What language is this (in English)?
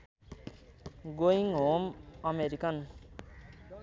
Nepali